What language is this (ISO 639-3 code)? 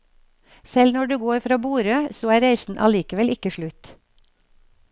nor